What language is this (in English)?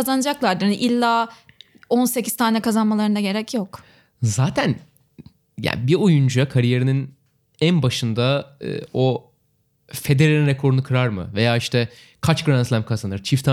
Turkish